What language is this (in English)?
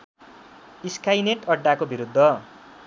Nepali